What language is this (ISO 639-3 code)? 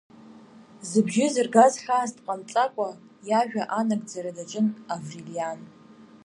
abk